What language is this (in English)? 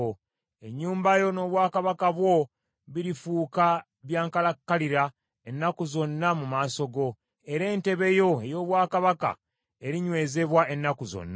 Ganda